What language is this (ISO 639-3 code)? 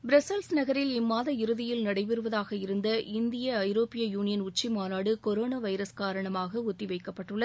tam